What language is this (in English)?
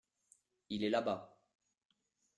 French